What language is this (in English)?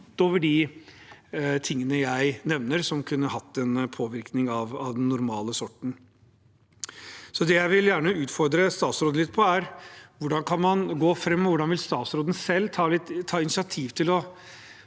Norwegian